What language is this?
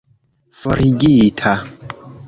Esperanto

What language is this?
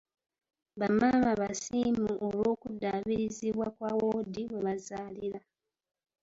Ganda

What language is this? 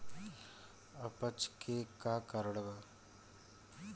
Bhojpuri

